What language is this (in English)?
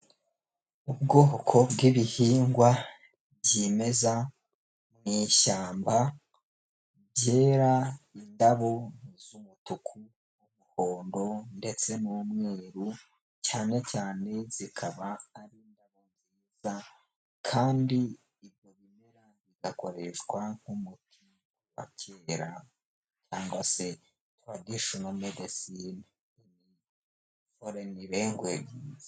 Kinyarwanda